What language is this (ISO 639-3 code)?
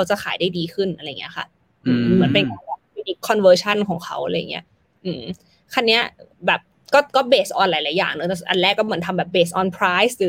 tha